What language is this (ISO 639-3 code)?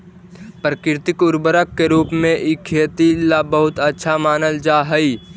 mag